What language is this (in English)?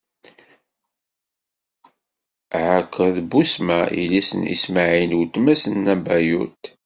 Kabyle